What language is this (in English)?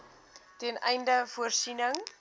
Afrikaans